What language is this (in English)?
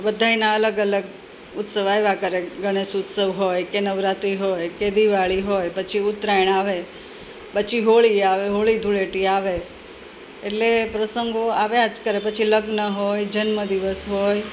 Gujarati